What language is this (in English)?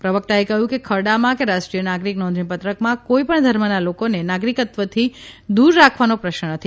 Gujarati